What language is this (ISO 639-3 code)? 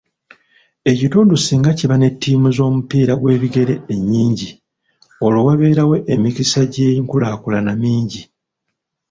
lug